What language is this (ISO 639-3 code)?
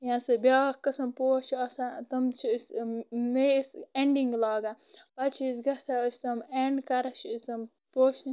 kas